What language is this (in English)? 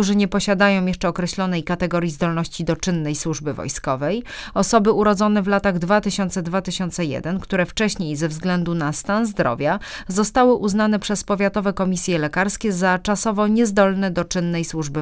Polish